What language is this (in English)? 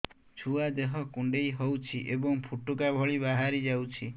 Odia